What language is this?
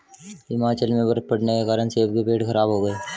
Hindi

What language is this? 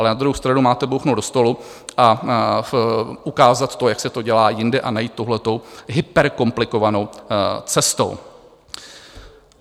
Czech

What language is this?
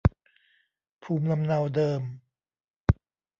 Thai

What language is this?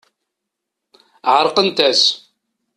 Kabyle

